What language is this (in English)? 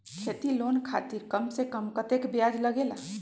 Magahi